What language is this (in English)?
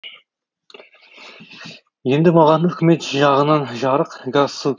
Kazakh